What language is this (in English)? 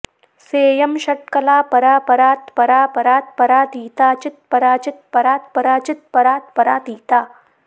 Sanskrit